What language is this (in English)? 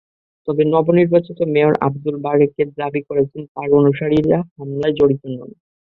Bangla